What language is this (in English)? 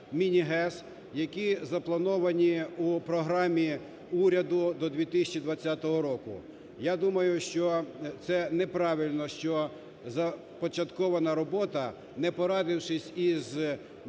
Ukrainian